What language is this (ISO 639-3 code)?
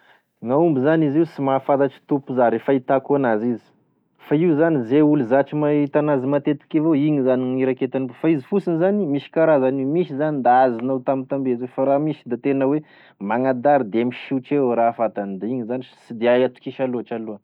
tkg